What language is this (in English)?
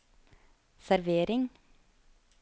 Norwegian